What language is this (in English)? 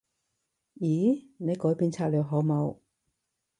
Cantonese